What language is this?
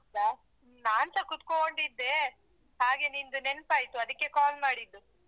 Kannada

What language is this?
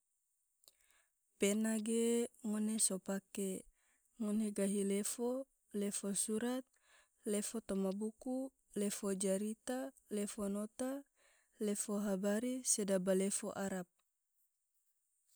Tidore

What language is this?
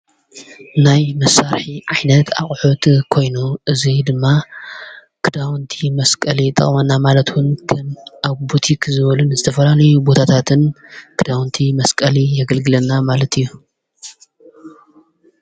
Tigrinya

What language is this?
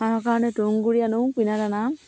Assamese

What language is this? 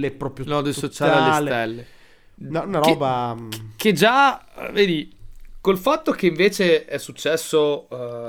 Italian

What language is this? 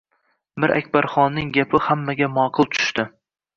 Uzbek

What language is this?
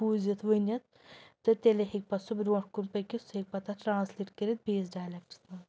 Kashmiri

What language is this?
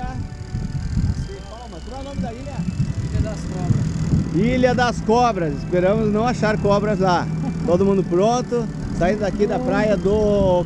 Portuguese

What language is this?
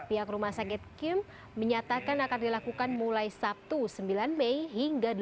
Indonesian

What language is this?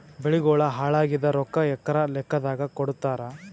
Kannada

